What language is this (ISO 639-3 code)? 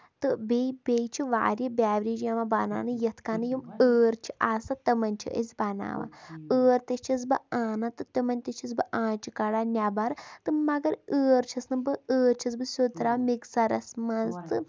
kas